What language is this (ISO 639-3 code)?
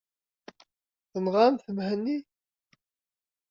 kab